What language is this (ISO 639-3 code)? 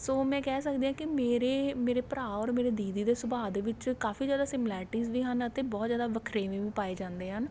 pan